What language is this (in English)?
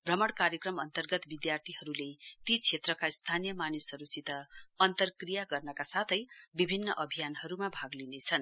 Nepali